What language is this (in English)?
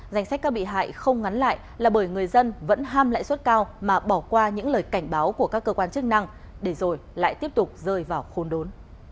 Vietnamese